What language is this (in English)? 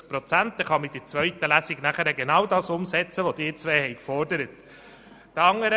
Swiss German